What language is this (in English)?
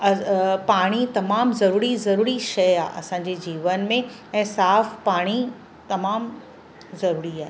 Sindhi